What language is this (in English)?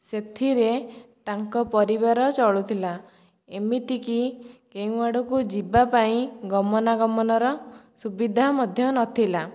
Odia